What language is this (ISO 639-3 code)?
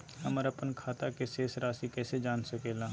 mag